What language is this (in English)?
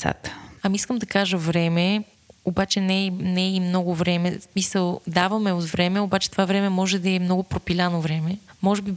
Bulgarian